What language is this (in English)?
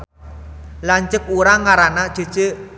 Sundanese